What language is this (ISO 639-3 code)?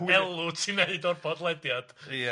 cym